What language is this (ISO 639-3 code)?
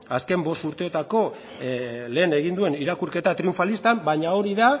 eus